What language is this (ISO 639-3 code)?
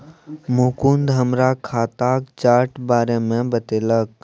mai